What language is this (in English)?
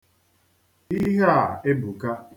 Igbo